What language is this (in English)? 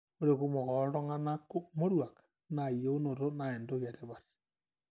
Masai